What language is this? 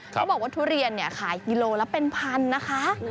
Thai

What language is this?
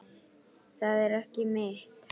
Icelandic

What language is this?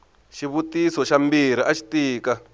Tsonga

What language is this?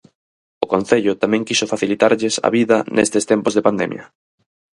Galician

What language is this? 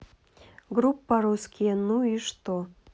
Russian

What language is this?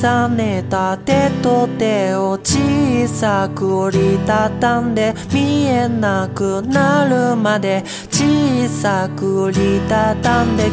Japanese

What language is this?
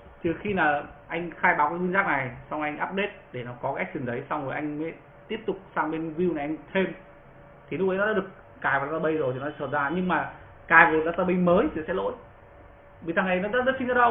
Vietnamese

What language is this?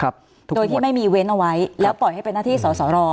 Thai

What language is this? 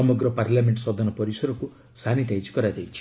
Odia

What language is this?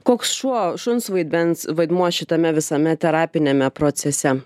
Lithuanian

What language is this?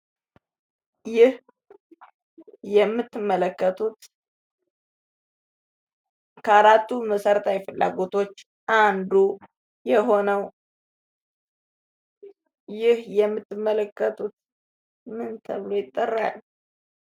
Amharic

